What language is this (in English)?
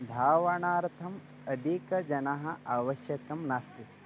Sanskrit